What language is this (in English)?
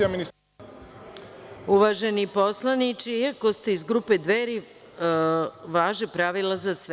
Serbian